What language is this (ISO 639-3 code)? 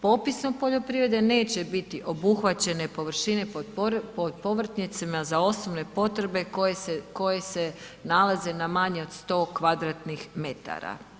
hrv